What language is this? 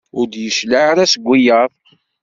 Kabyle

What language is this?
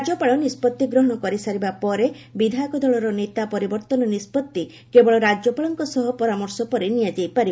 Odia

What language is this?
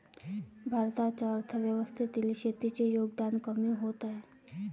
Marathi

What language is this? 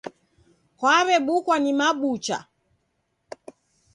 Taita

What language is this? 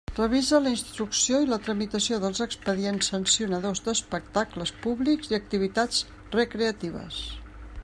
Catalan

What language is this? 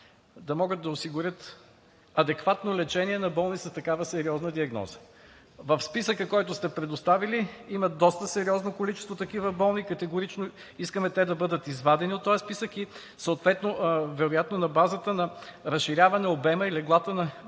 Bulgarian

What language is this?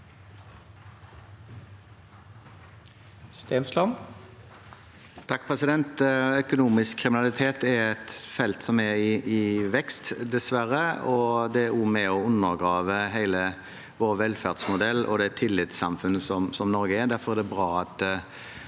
Norwegian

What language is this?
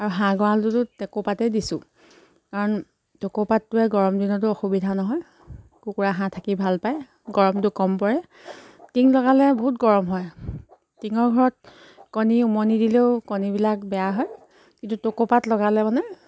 Assamese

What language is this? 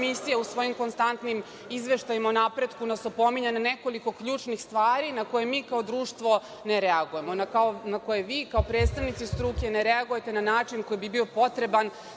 Serbian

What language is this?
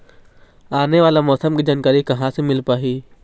Chhattisgarhi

